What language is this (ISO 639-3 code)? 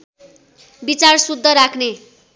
nep